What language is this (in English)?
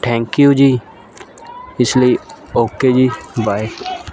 Punjabi